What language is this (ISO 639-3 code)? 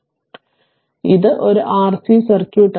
mal